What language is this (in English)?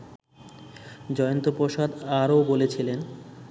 Bangla